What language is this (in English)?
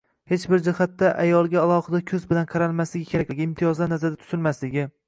Uzbek